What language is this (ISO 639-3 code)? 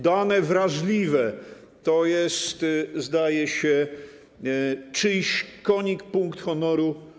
pol